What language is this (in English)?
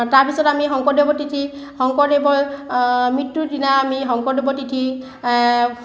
Assamese